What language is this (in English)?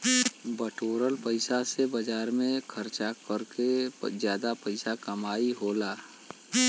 Bhojpuri